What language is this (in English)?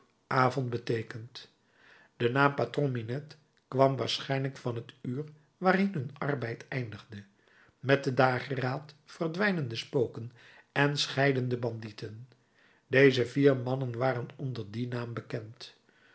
Dutch